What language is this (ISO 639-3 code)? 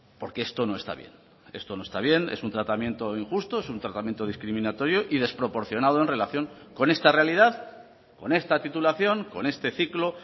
spa